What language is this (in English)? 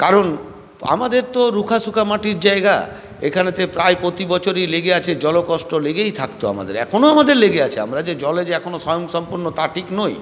Bangla